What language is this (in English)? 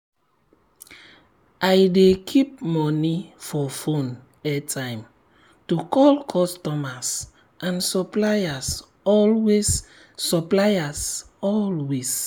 Nigerian Pidgin